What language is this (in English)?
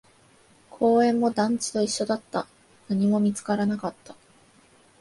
Japanese